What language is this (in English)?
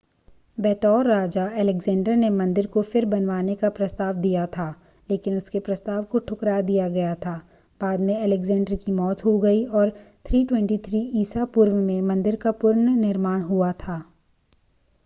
Hindi